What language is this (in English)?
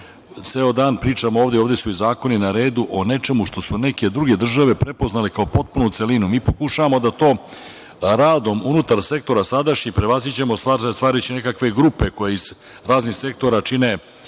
Serbian